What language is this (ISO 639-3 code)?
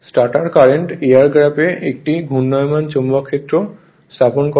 ben